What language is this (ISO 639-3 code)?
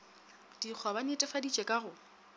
nso